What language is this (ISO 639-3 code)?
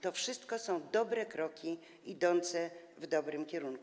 pol